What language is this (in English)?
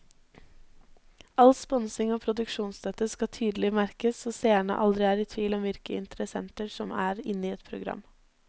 Norwegian